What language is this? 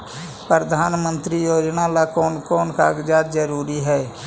Magahi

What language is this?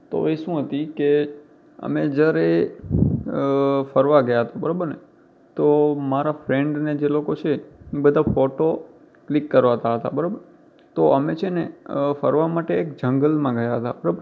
Gujarati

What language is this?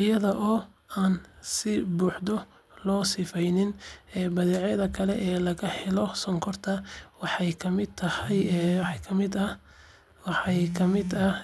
Somali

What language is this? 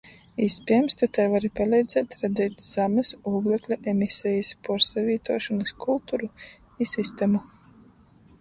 Latgalian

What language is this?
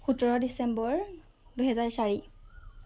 Assamese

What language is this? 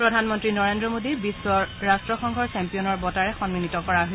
Assamese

